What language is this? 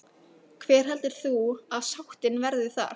Icelandic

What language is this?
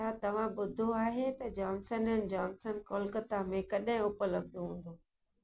Sindhi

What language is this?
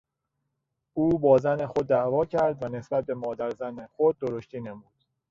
Persian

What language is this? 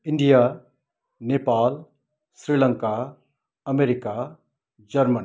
Nepali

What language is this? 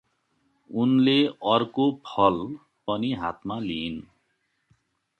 Nepali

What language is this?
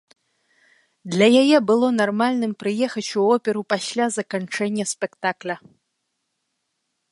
Belarusian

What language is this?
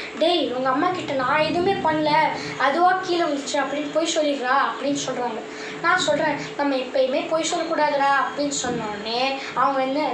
Romanian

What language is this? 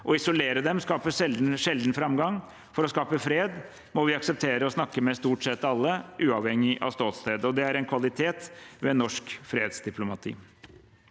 Norwegian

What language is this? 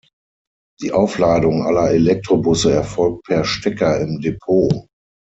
German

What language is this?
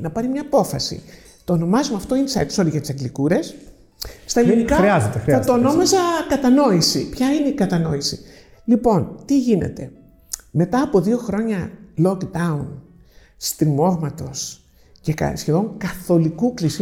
Greek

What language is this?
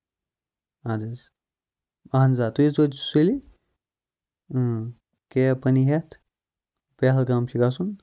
Kashmiri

